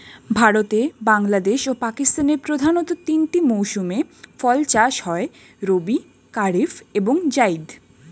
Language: Bangla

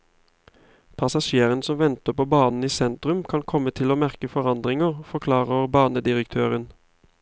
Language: Norwegian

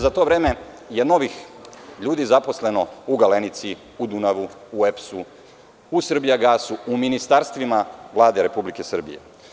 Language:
Serbian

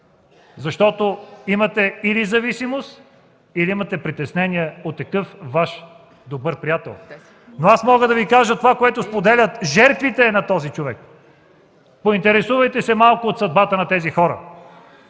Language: Bulgarian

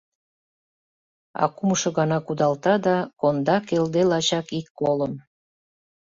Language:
Mari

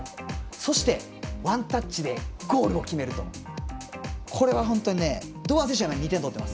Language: Japanese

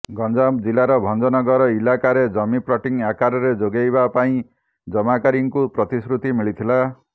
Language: Odia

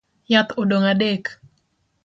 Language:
Luo (Kenya and Tanzania)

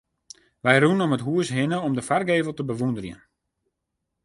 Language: Western Frisian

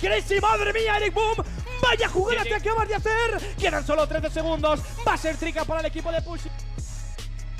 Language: Spanish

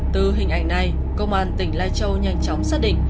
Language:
Vietnamese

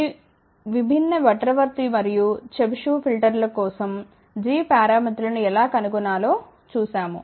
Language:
Telugu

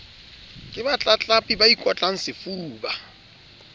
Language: Southern Sotho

